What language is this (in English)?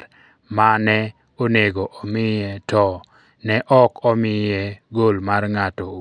Luo (Kenya and Tanzania)